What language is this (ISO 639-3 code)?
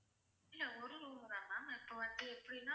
tam